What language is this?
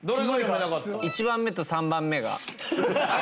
Japanese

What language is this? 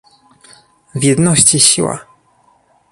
Polish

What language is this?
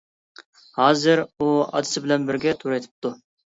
Uyghur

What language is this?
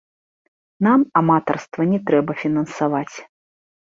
Belarusian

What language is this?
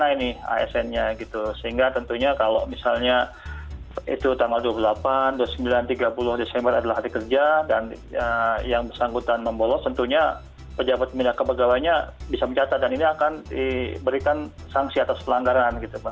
Indonesian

